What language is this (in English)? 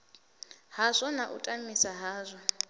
Venda